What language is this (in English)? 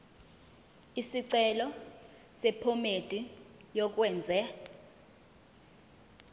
Zulu